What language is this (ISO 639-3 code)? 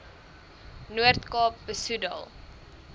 afr